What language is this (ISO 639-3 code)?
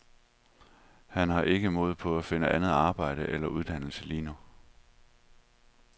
dan